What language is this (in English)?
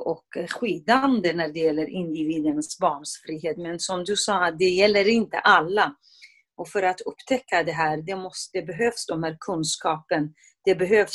Swedish